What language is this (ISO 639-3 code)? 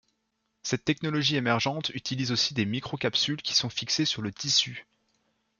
fra